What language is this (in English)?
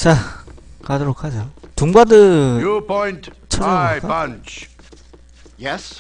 Korean